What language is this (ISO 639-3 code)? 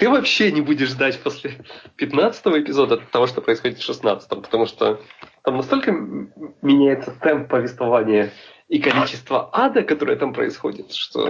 rus